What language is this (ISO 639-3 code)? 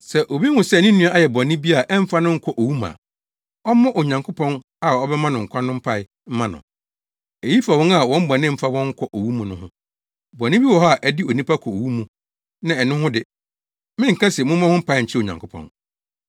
aka